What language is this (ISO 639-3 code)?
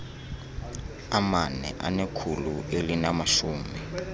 xho